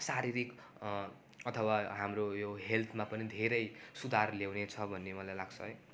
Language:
Nepali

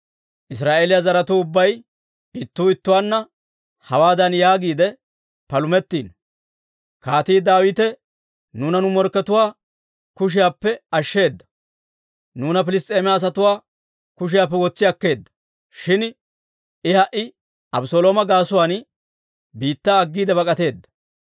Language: Dawro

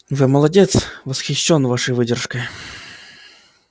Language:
Russian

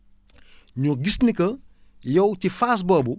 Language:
Wolof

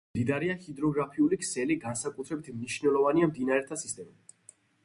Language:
Georgian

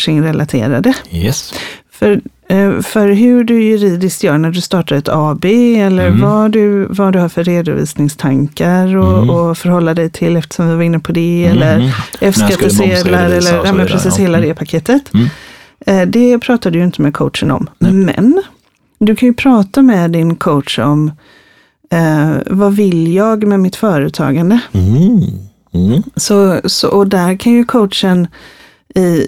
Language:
Swedish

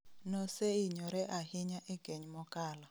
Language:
Luo (Kenya and Tanzania)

